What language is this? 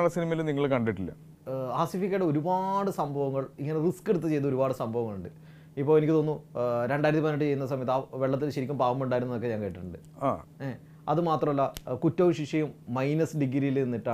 Malayalam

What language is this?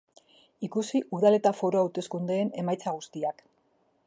Basque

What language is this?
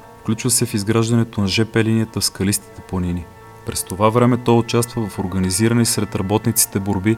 Bulgarian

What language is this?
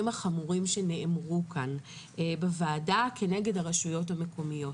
Hebrew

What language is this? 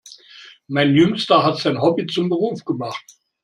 German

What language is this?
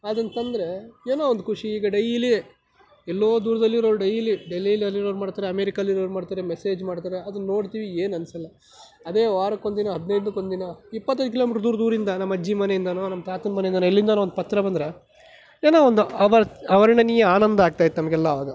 Kannada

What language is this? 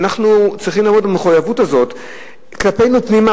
Hebrew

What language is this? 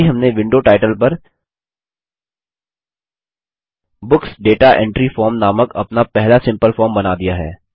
Hindi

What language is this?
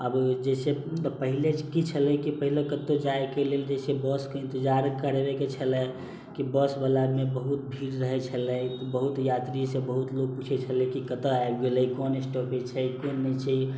Maithili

